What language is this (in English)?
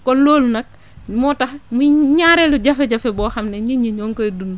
Wolof